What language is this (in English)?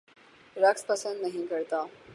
Urdu